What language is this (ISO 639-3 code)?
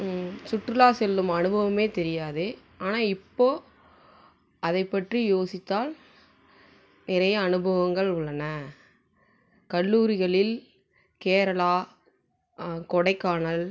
tam